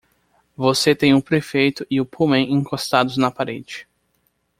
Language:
Portuguese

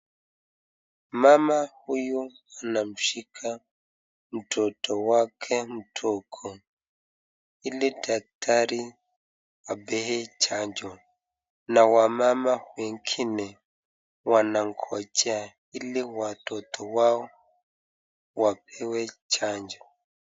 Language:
Swahili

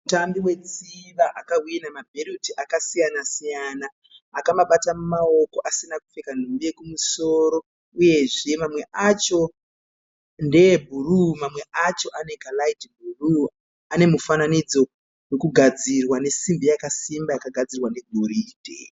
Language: Shona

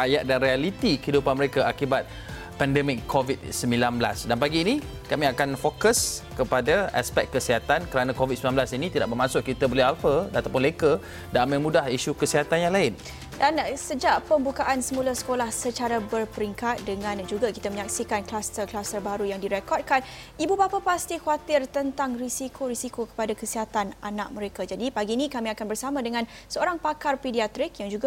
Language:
Malay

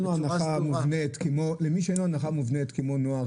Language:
Hebrew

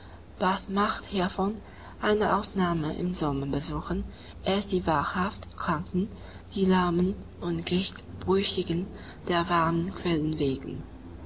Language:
German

